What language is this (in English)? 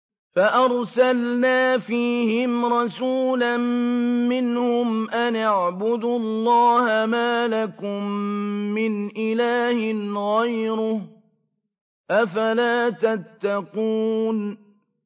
Arabic